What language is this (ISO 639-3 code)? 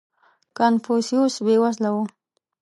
pus